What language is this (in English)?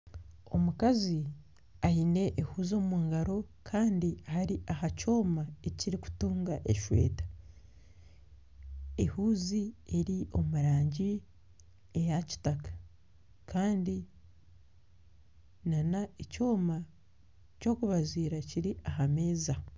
Nyankole